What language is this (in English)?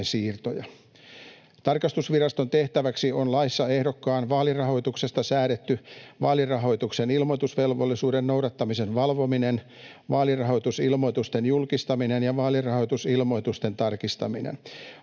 Finnish